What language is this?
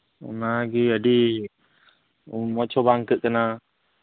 Santali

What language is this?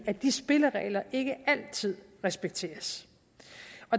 Danish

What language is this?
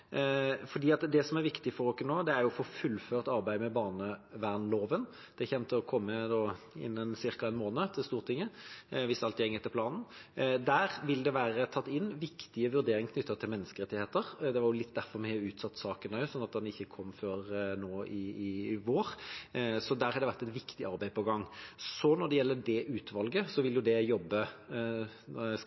Norwegian Bokmål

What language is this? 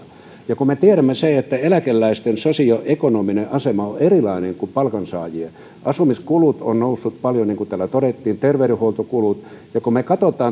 Finnish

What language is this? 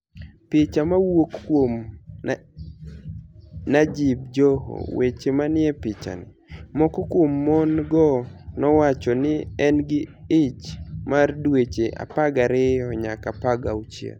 Luo (Kenya and Tanzania)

